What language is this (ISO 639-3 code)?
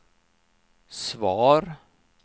swe